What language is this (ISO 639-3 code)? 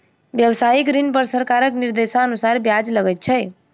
mai